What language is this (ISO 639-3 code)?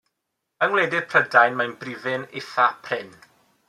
cym